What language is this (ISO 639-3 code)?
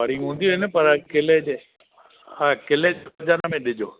snd